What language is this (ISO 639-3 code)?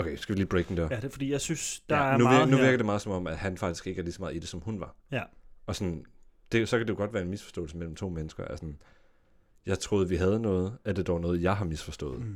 dan